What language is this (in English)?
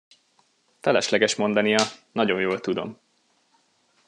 Hungarian